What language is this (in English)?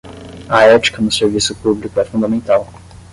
Portuguese